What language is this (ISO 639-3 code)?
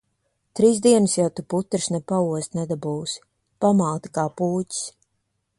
lav